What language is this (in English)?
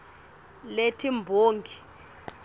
Swati